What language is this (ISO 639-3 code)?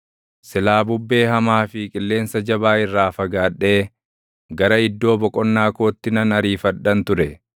orm